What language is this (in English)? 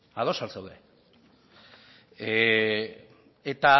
Basque